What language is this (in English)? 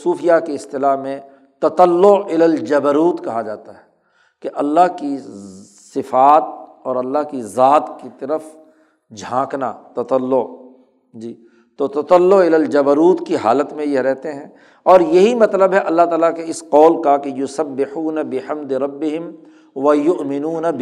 Urdu